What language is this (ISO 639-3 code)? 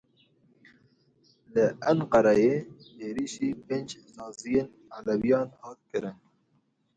kur